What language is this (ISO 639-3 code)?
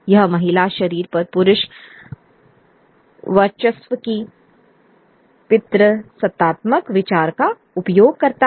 hin